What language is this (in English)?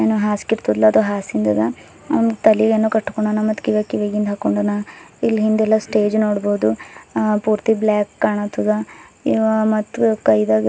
Kannada